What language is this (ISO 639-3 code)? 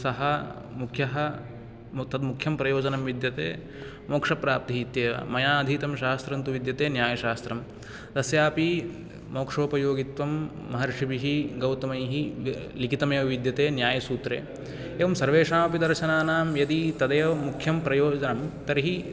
san